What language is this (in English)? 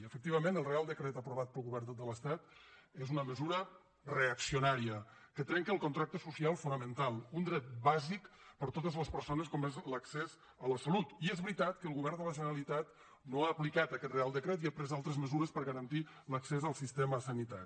Catalan